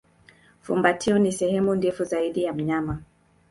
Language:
Swahili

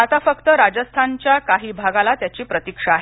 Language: Marathi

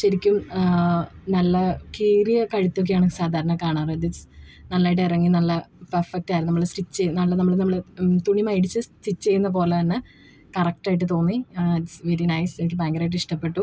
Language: Malayalam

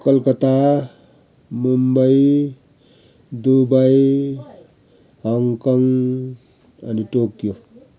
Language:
Nepali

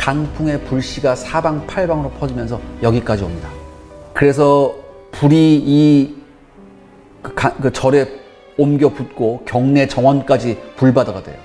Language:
Korean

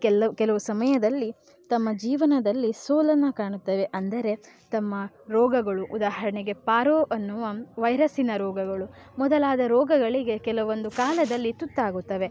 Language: Kannada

